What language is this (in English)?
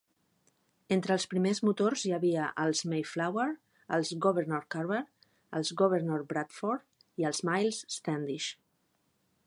Catalan